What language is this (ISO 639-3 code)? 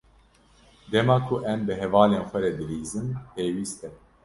kur